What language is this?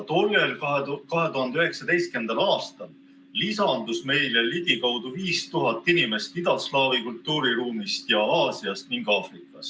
Estonian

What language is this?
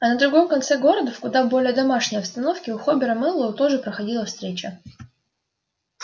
Russian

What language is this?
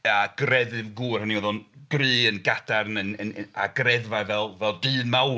Welsh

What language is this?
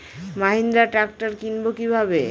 Bangla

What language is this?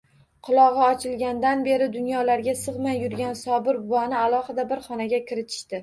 Uzbek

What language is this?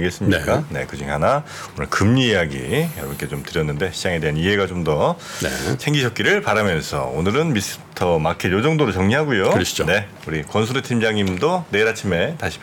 Korean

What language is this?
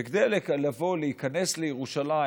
Hebrew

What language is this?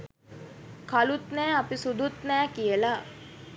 Sinhala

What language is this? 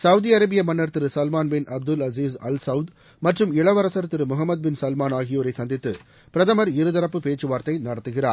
Tamil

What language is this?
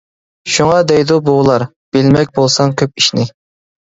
Uyghur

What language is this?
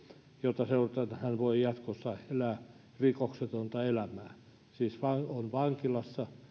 Finnish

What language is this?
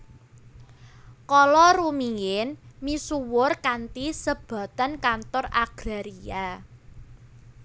Javanese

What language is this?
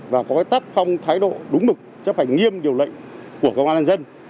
Vietnamese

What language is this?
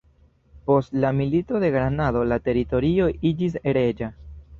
Esperanto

